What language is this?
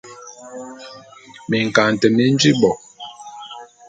Bulu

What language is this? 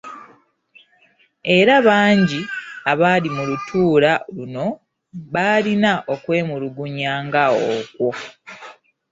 Ganda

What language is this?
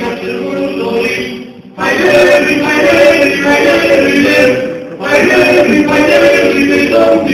Romanian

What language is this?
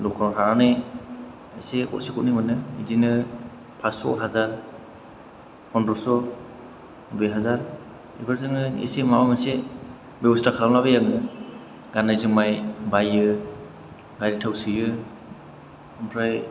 Bodo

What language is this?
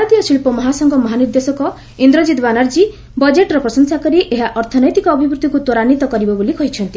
Odia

